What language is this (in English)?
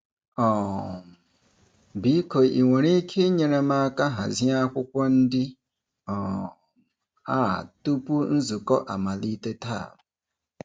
Igbo